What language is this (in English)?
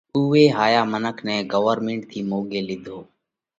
Parkari Koli